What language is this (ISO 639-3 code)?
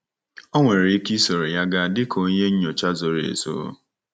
ibo